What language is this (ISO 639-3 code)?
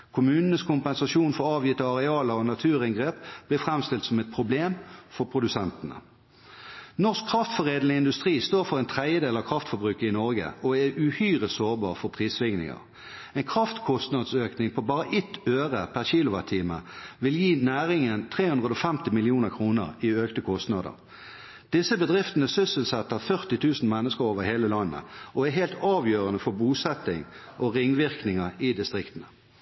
nob